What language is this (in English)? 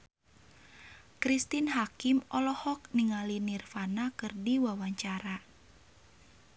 Sundanese